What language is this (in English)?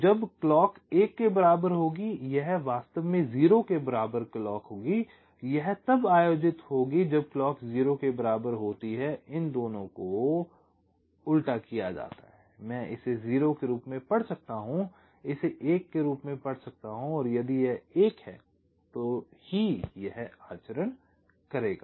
Hindi